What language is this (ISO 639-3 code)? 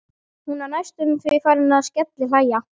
isl